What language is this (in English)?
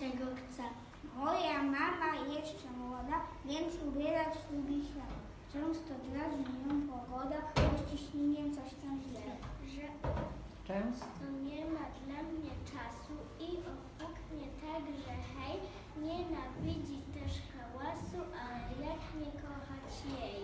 Polish